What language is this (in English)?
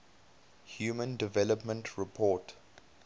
English